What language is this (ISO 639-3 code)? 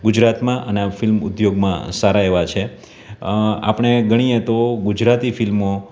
guj